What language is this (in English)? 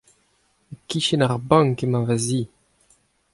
Breton